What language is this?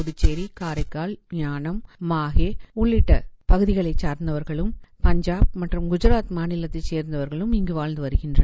Tamil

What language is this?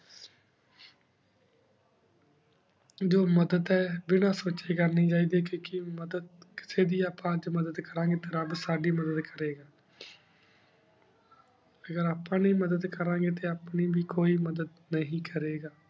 Punjabi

